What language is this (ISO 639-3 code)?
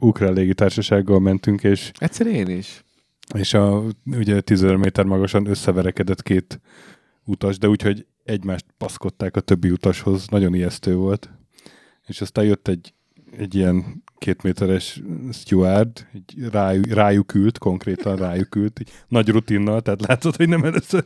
hun